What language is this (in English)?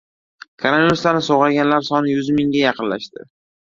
Uzbek